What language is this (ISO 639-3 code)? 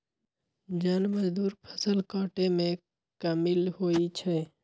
mag